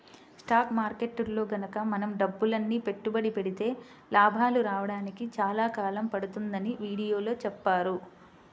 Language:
Telugu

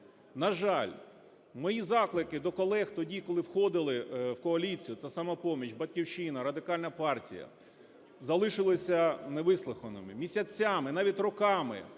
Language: Ukrainian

